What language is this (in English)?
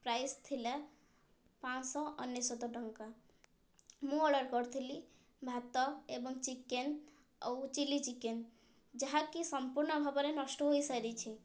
Odia